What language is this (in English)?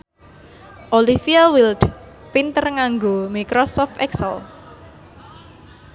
Javanese